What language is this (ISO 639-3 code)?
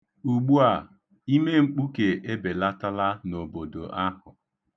ibo